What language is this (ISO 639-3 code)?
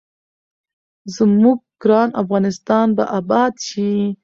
pus